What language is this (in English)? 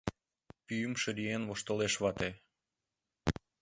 Mari